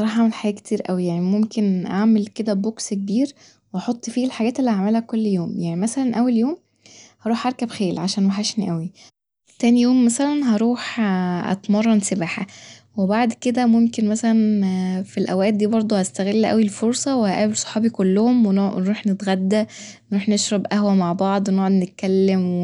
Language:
Egyptian Arabic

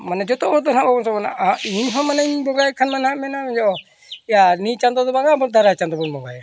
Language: Santali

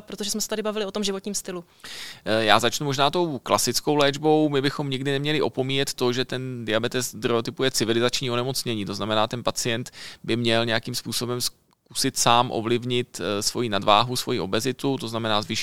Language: Czech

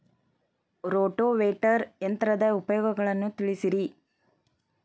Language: Kannada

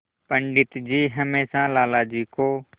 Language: Hindi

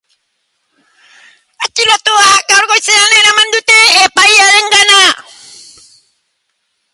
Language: Basque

